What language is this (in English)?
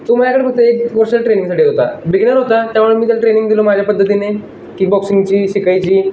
Marathi